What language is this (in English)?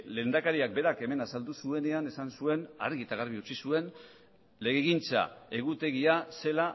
Basque